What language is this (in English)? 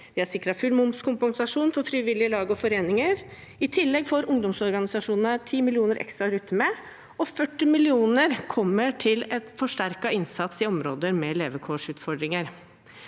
Norwegian